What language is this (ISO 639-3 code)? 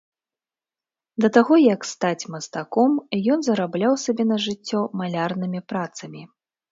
bel